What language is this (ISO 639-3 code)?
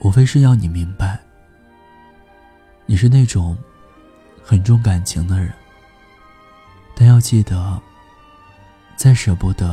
zho